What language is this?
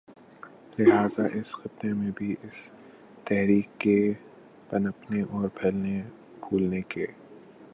Urdu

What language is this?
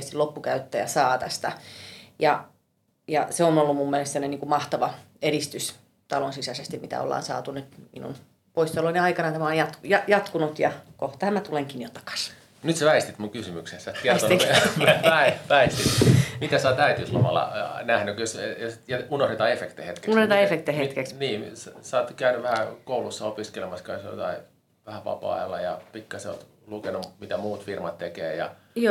Finnish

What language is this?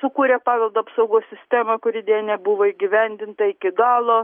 Lithuanian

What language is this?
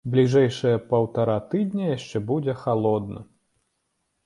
Belarusian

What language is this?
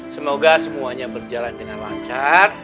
Indonesian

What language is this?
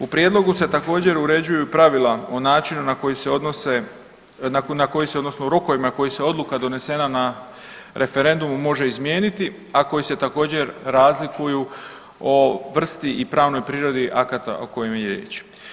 Croatian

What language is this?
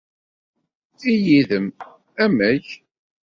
Kabyle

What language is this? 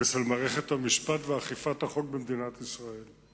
Hebrew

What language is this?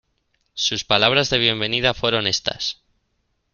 Spanish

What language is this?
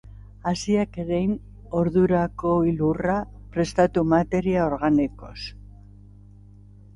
Basque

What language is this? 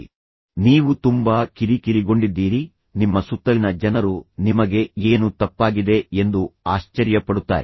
Kannada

